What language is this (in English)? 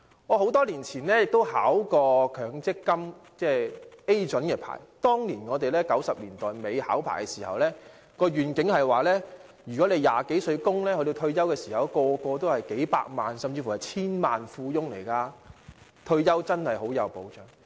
Cantonese